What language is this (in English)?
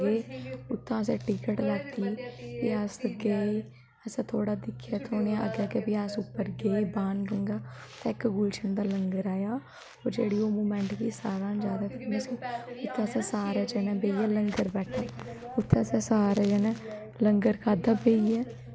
Dogri